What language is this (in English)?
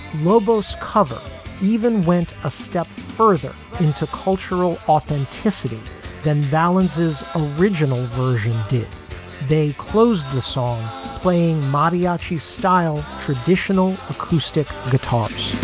English